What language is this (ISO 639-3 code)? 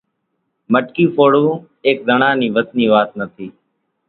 gjk